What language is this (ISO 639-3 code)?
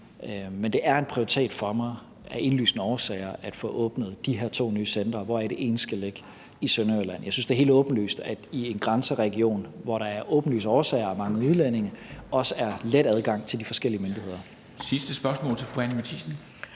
dan